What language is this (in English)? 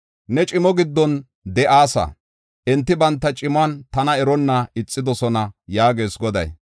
Gofa